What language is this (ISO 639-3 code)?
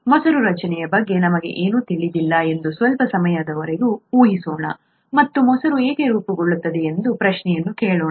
kan